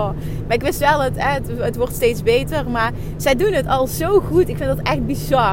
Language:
Dutch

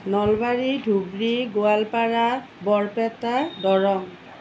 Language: Assamese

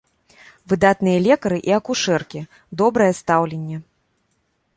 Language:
Belarusian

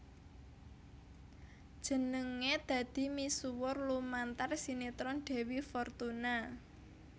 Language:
Javanese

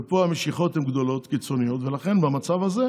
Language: Hebrew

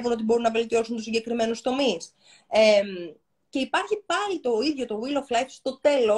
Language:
Greek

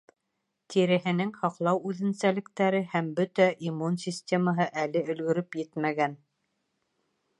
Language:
Bashkir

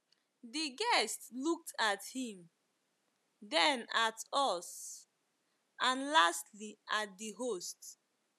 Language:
Igbo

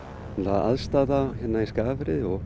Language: Icelandic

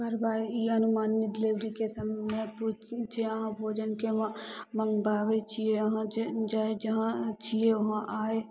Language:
Maithili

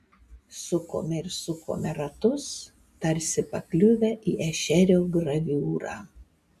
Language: Lithuanian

